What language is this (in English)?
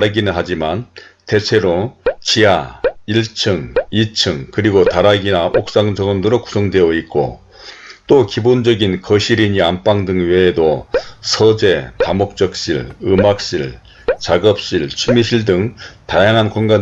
Korean